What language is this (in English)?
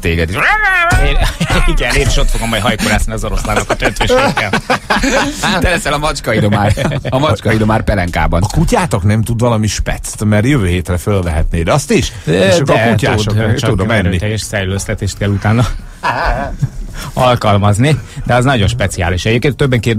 Hungarian